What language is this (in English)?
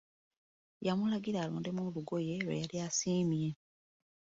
Ganda